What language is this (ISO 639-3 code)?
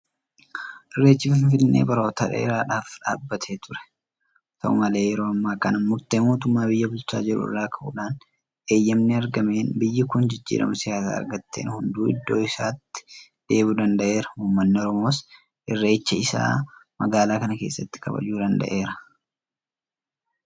orm